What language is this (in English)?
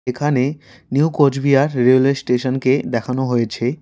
Bangla